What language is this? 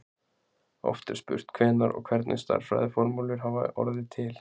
Icelandic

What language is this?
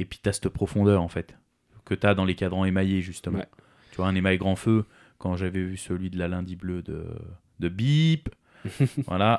French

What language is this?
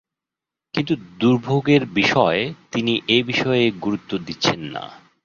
Bangla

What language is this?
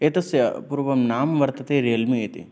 Sanskrit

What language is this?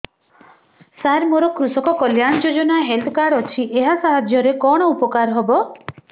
Odia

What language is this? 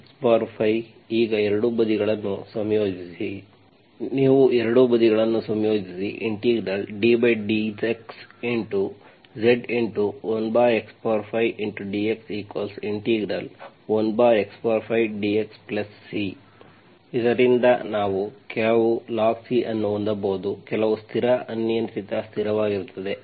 Kannada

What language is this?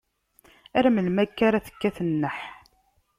Kabyle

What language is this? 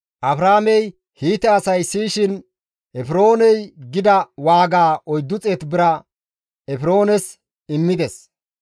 Gamo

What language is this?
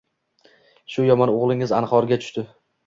Uzbek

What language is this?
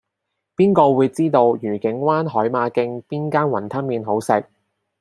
Cantonese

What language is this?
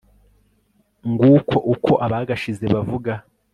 Kinyarwanda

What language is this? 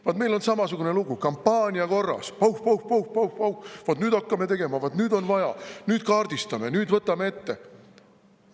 Estonian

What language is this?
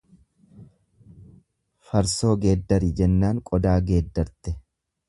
Oromo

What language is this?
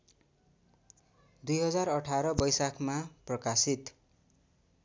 Nepali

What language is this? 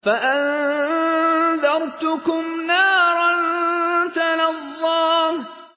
Arabic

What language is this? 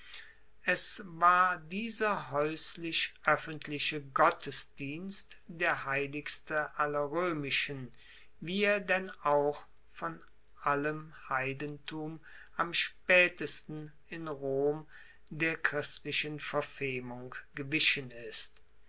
German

